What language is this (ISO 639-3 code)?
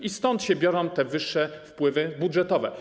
pol